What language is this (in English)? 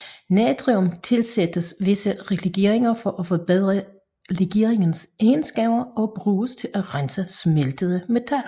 Danish